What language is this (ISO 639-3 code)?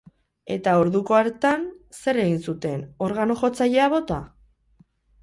eus